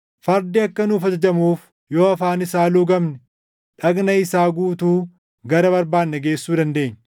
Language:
Oromo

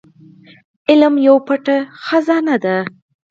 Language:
Pashto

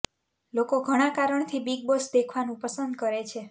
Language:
Gujarati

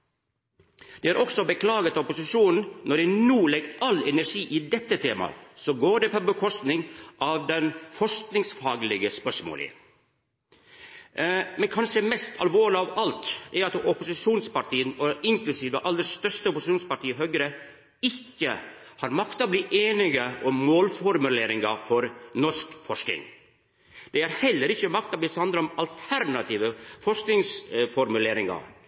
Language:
Norwegian Nynorsk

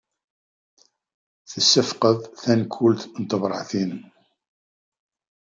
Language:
Kabyle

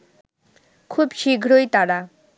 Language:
Bangla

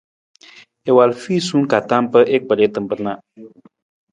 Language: Nawdm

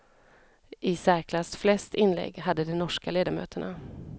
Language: Swedish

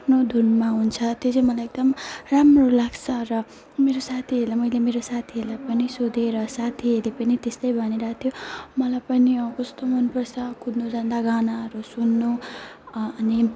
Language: Nepali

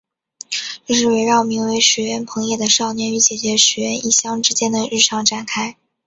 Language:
Chinese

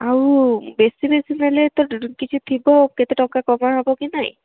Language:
Odia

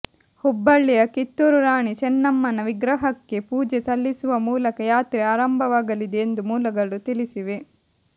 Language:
Kannada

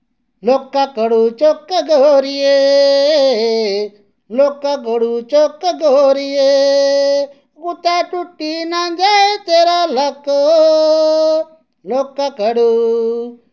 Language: Dogri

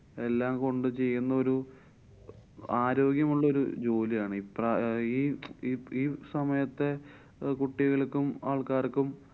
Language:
Malayalam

